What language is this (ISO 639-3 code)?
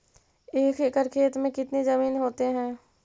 mag